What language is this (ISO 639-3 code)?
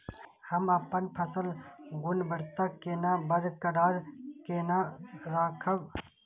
mai